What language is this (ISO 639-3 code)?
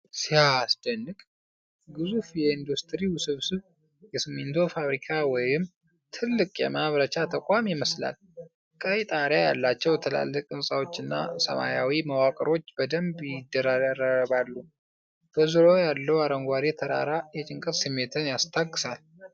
amh